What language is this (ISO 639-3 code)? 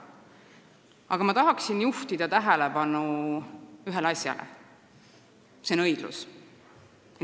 est